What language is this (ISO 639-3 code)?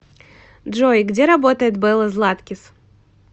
rus